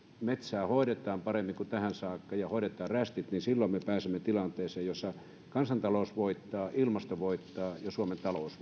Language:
Finnish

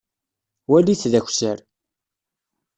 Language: Kabyle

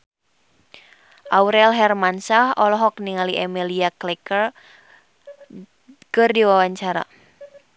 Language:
Sundanese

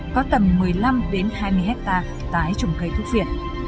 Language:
Vietnamese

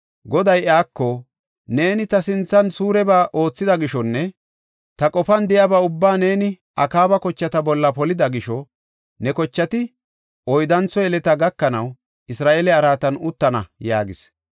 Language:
Gofa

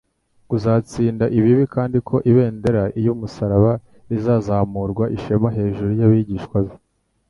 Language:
Kinyarwanda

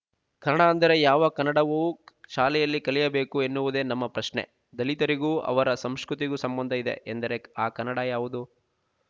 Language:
Kannada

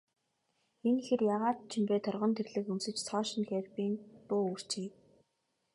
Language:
Mongolian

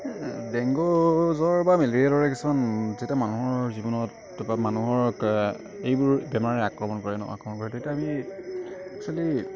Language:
Assamese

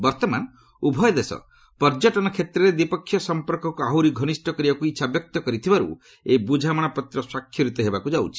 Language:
Odia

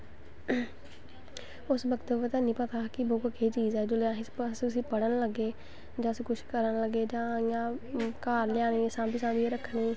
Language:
Dogri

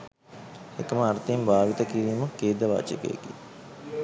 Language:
Sinhala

